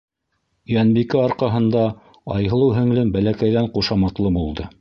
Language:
Bashkir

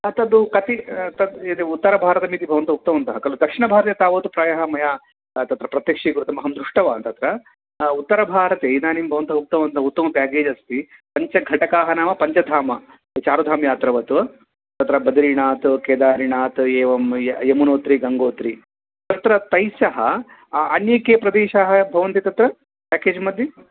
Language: Sanskrit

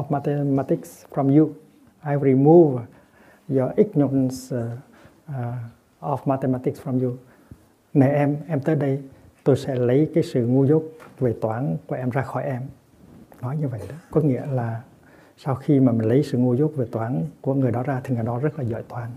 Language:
Vietnamese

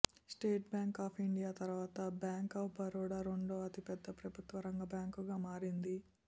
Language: Telugu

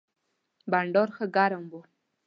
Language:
Pashto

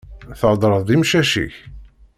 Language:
Kabyle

